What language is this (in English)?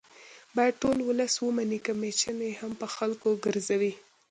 Pashto